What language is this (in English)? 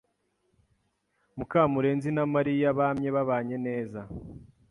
Kinyarwanda